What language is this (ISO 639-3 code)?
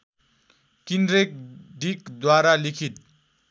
nep